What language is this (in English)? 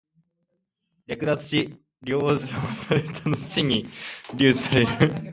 Japanese